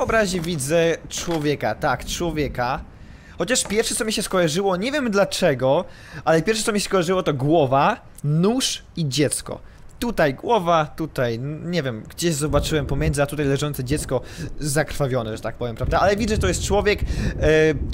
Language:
Polish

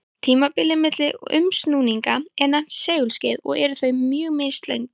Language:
Icelandic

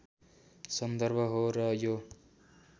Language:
Nepali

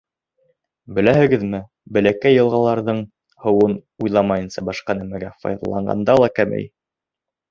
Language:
Bashkir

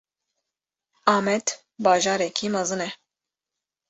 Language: Kurdish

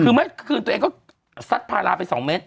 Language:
Thai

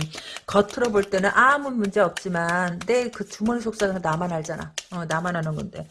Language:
Korean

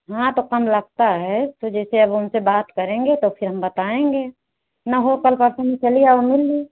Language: Hindi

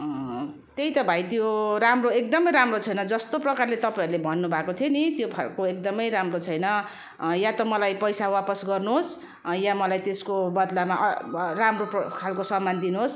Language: Nepali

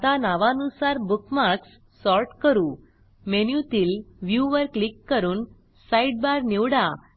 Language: Marathi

